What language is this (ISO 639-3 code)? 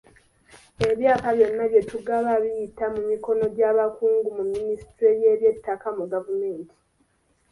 lug